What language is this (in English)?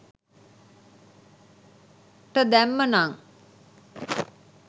Sinhala